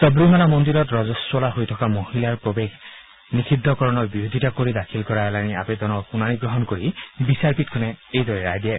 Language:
Assamese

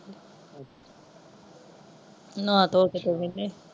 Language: Punjabi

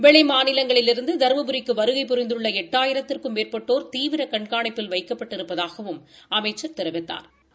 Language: Tamil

